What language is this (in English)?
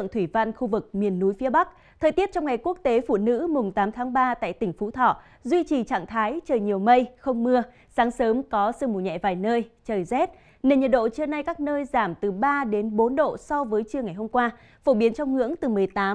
Vietnamese